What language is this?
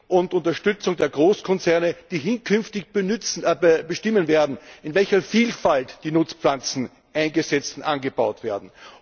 German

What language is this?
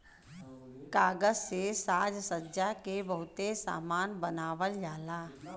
Bhojpuri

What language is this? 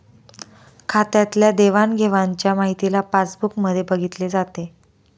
Marathi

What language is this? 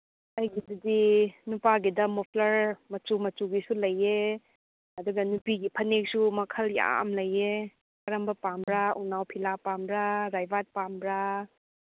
Manipuri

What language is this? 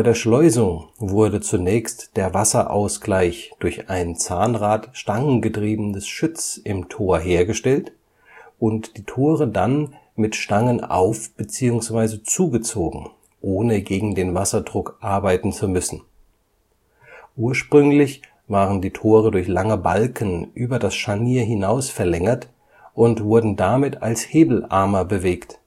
German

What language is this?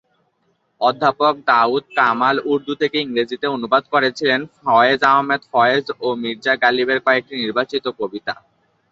Bangla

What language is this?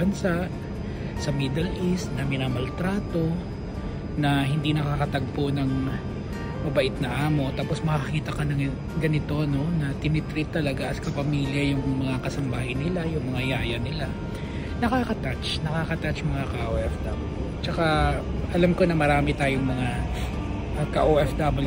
Filipino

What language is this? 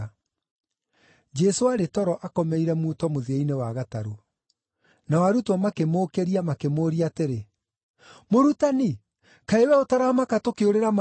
Kikuyu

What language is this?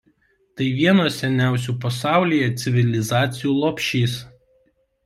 Lithuanian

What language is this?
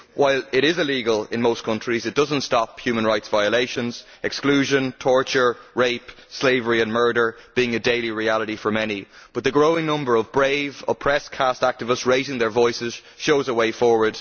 English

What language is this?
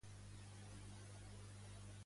Catalan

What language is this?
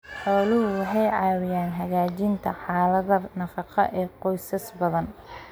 Somali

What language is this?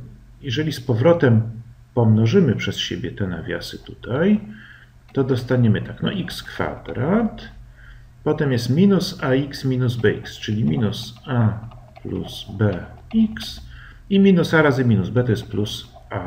Polish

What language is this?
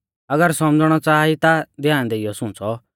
Mahasu Pahari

